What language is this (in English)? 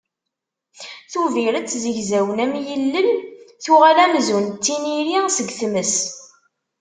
Kabyle